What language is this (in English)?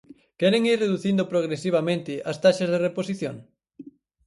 Galician